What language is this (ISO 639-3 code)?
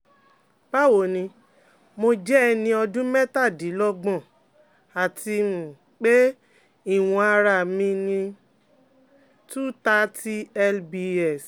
yor